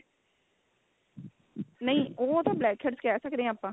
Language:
Punjabi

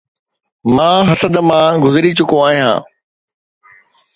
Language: Sindhi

